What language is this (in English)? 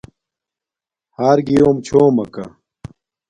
Domaaki